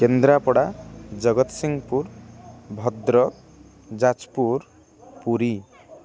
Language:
Odia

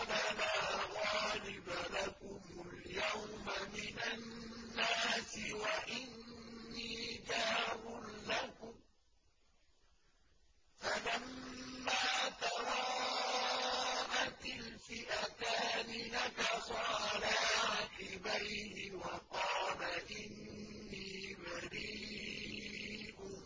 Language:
Arabic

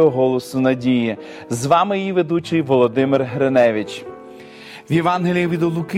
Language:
Ukrainian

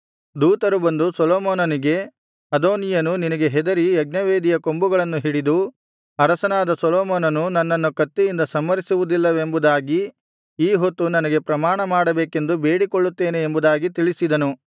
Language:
Kannada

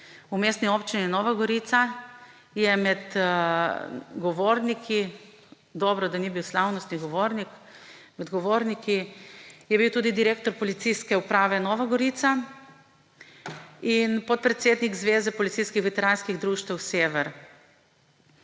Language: Slovenian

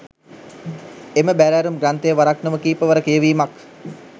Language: Sinhala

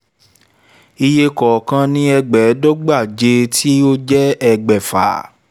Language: Yoruba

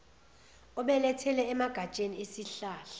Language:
Zulu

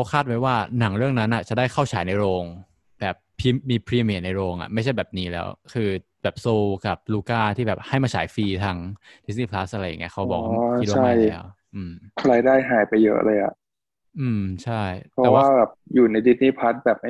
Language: Thai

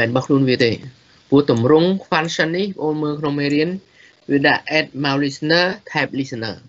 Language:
Thai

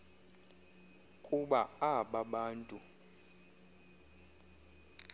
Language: Xhosa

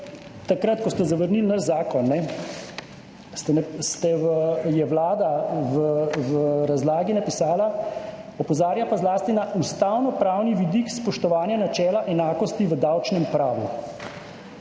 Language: Slovenian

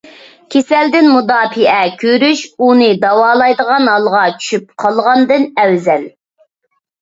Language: Uyghur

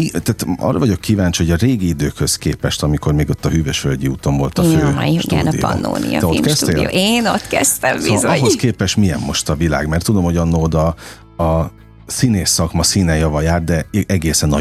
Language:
Hungarian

